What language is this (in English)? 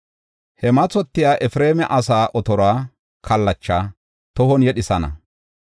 Gofa